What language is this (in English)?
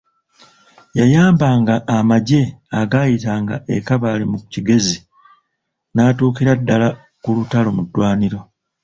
Ganda